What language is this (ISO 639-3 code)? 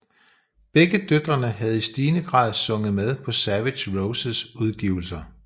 dan